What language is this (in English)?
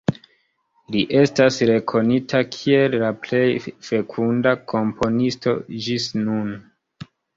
Esperanto